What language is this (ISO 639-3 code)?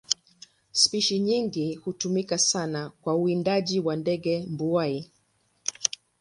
swa